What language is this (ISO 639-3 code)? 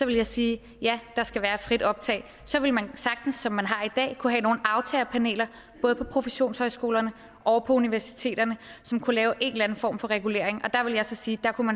dan